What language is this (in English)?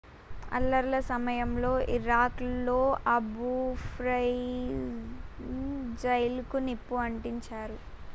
Telugu